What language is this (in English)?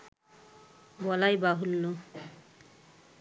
Bangla